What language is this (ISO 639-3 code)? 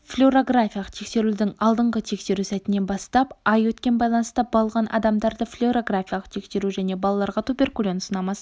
kaz